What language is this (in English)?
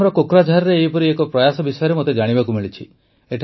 Odia